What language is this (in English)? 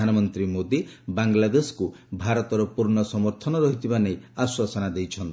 Odia